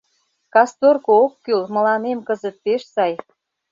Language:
Mari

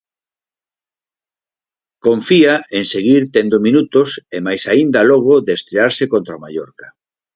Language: Galician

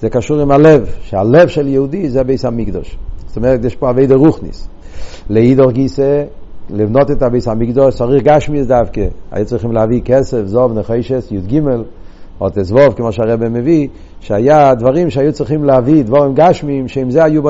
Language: Hebrew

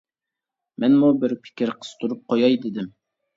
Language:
Uyghur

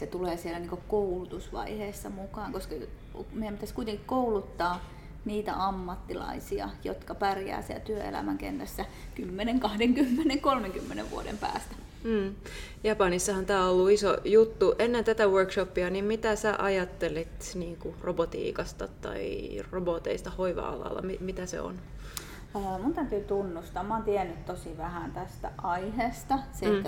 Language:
Finnish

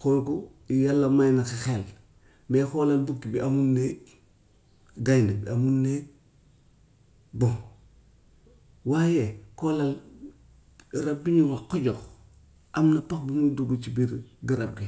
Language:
Gambian Wolof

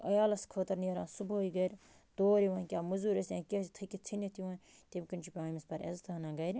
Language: Kashmiri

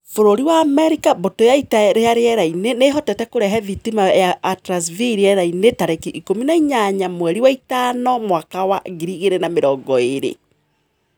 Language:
Kikuyu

